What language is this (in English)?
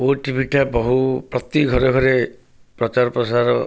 Odia